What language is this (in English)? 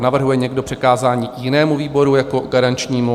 Czech